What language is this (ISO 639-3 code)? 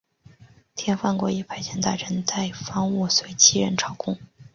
zho